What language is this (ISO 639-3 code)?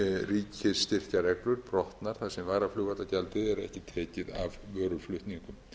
isl